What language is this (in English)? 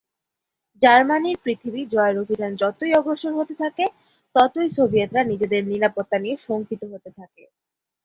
Bangla